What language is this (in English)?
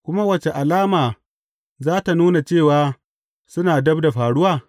Hausa